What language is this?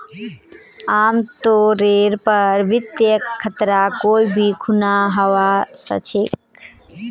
Magahi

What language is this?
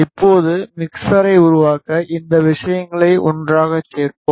Tamil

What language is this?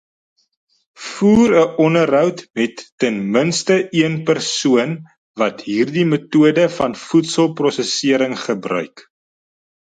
Afrikaans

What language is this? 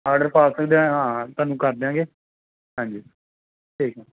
Punjabi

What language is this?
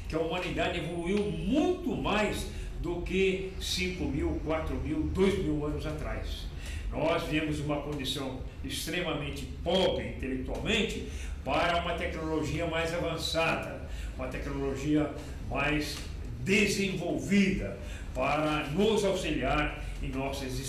Portuguese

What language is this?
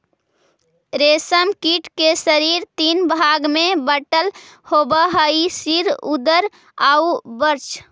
Magahi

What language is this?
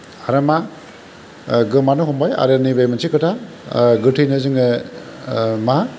Bodo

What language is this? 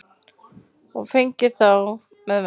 Icelandic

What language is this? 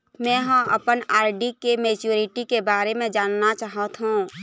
Chhattisgarhi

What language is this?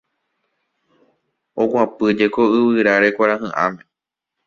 Guarani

